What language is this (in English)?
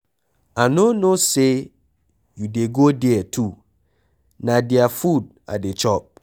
Nigerian Pidgin